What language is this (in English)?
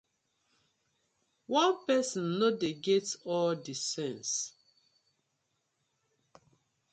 Nigerian Pidgin